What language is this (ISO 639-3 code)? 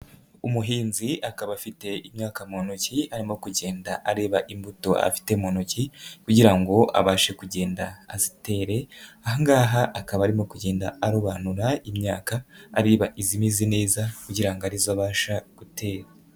kin